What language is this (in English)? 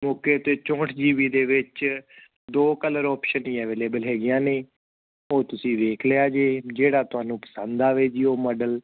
Punjabi